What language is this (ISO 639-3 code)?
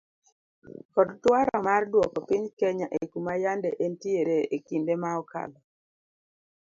luo